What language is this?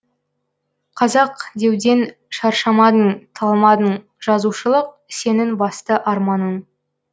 Kazakh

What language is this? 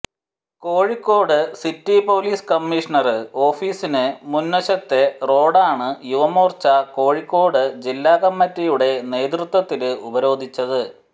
Malayalam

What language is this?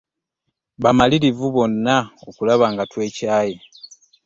Ganda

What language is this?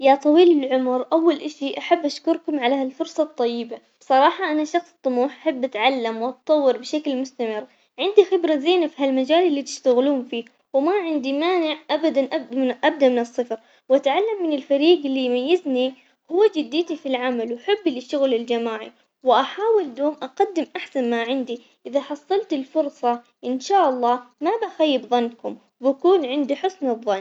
Omani Arabic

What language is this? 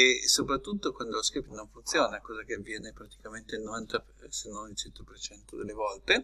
Italian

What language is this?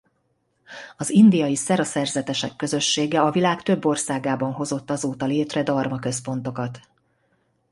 Hungarian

